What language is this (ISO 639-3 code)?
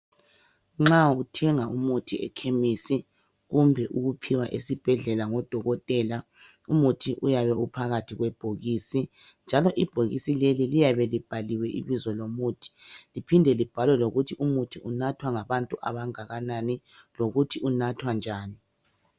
nde